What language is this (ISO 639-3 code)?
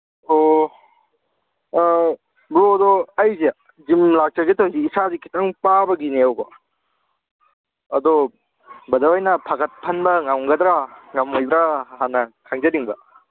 mni